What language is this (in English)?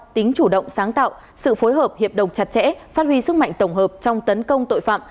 Vietnamese